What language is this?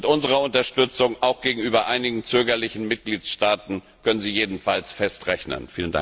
German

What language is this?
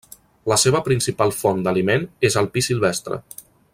Catalan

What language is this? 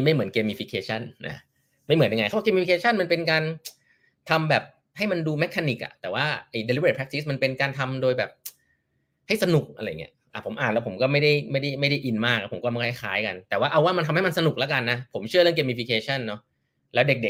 Thai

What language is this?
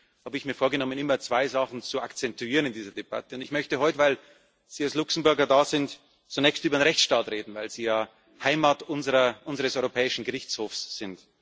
German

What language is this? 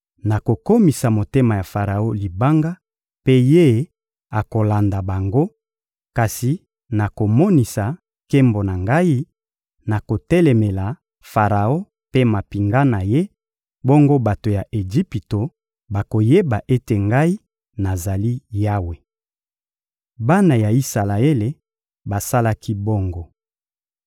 Lingala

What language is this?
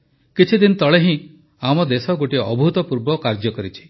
Odia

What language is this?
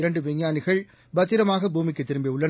Tamil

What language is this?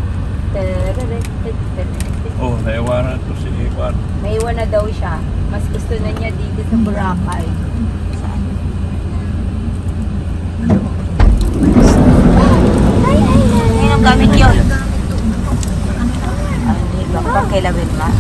Filipino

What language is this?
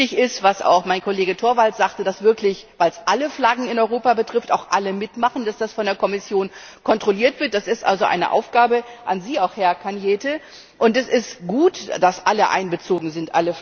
German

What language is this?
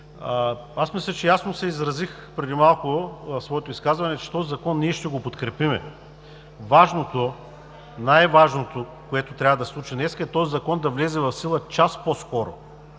Bulgarian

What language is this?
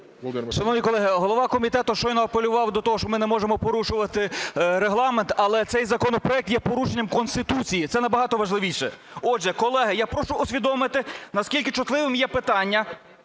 Ukrainian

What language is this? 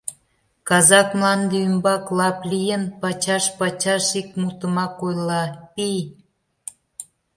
Mari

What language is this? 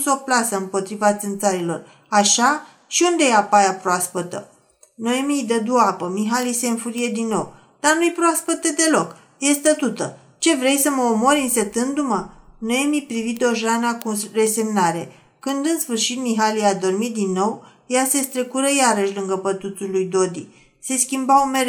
Romanian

